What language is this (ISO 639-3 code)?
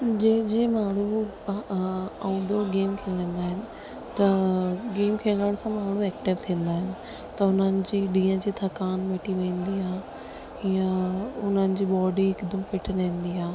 snd